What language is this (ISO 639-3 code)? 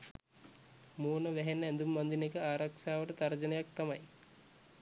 sin